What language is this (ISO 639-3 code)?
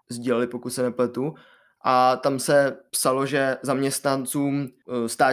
ces